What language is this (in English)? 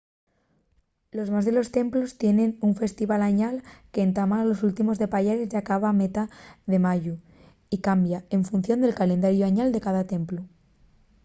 Asturian